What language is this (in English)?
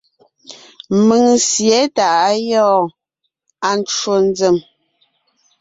Ngiemboon